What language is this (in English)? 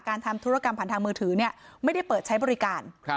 Thai